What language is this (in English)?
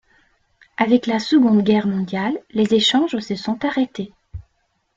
French